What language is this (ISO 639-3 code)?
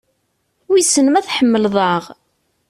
kab